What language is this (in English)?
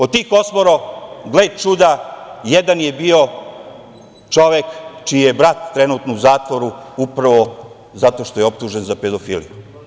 Serbian